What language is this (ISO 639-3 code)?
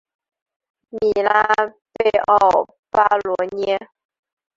zho